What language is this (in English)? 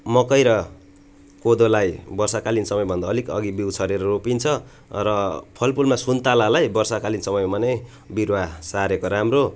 Nepali